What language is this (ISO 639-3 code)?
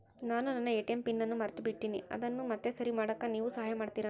kan